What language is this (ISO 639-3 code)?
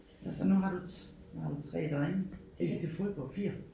dan